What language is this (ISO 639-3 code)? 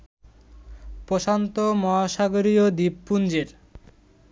ben